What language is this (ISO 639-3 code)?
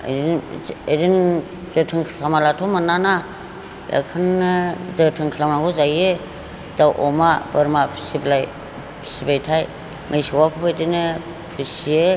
brx